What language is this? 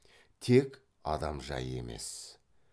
Kazakh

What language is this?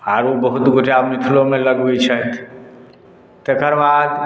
Maithili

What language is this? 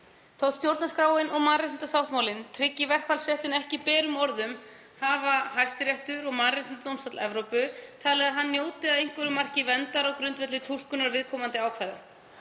Icelandic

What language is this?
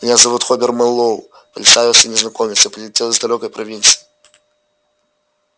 Russian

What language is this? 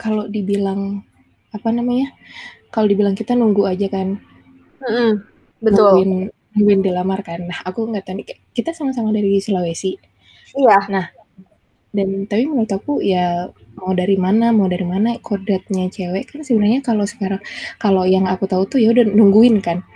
Indonesian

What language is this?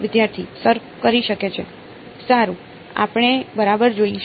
Gujarati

